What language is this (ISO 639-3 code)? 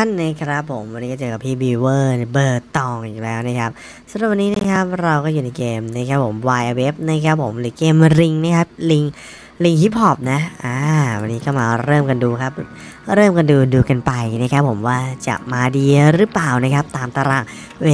tha